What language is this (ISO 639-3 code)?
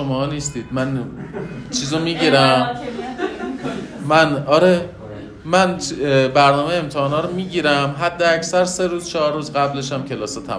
fas